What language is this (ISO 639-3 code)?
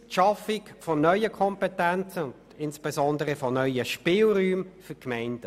gsw